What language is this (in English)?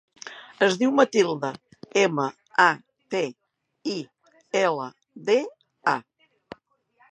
Catalan